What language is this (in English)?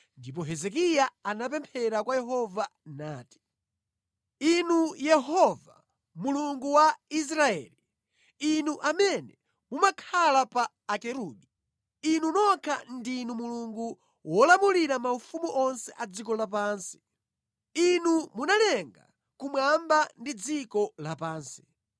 Nyanja